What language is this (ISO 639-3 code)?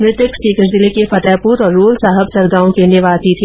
hin